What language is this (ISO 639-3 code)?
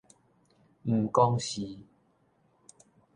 nan